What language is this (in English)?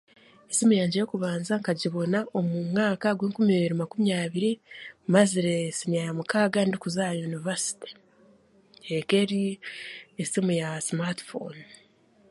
Chiga